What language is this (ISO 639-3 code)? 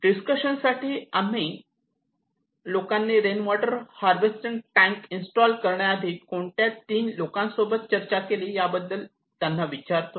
mar